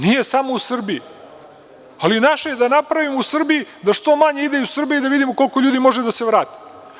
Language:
Serbian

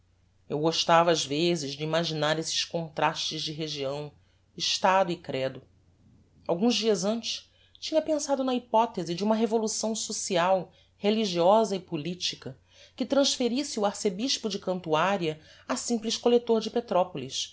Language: Portuguese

